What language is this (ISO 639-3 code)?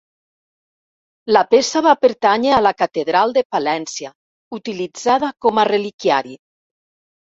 cat